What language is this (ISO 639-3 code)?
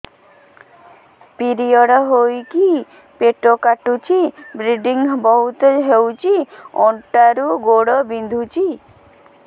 ori